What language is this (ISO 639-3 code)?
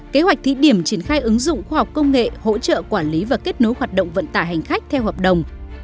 vie